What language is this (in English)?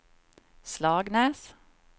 Swedish